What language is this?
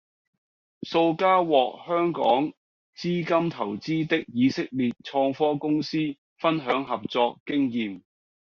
Cantonese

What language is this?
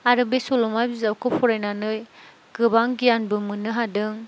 Bodo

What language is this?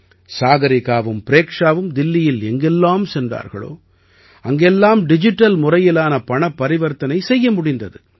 Tamil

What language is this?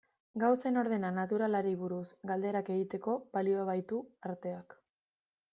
Basque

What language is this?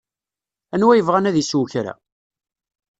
Kabyle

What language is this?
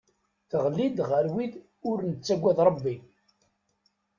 Kabyle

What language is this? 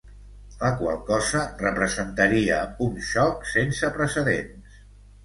Catalan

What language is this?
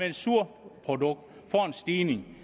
Danish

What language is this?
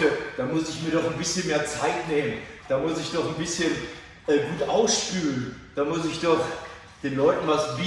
German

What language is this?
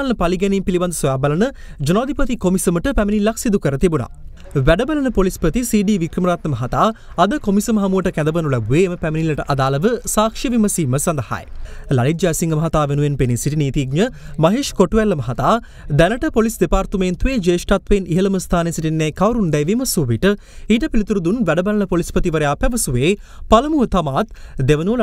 Hindi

